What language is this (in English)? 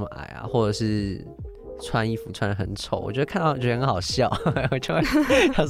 Chinese